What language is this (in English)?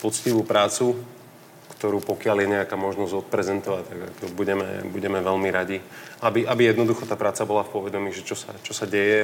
Slovak